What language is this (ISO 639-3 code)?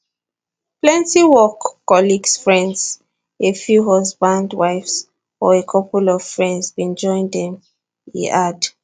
pcm